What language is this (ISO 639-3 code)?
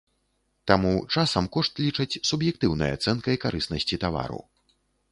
bel